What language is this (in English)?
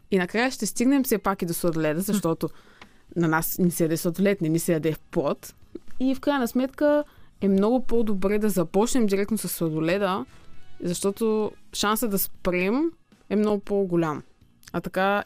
Bulgarian